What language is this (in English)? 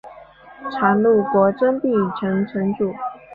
Chinese